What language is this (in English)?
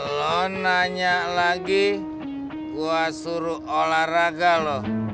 Indonesian